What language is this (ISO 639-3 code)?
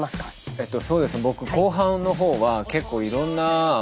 jpn